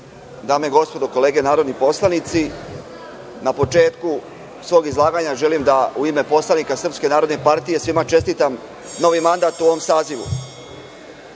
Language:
Serbian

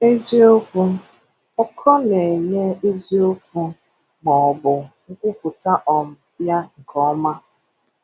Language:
Igbo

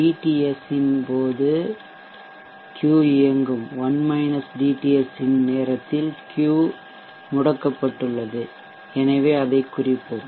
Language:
Tamil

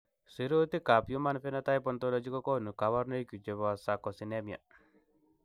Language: Kalenjin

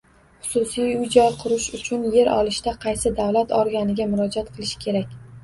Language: Uzbek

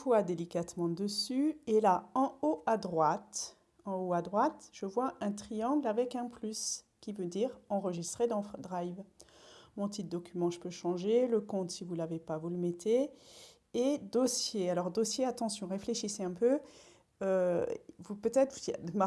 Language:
French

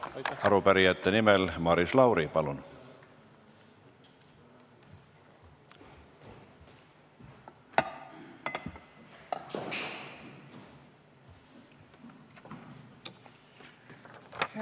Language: Estonian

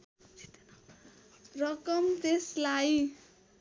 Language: Nepali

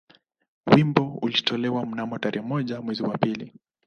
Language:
Swahili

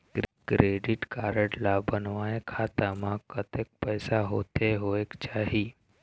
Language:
Chhattisgarhi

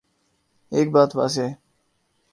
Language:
Urdu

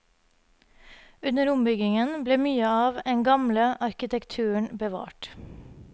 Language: Norwegian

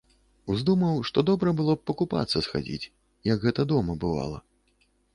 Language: Belarusian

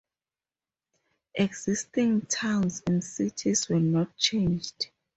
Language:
English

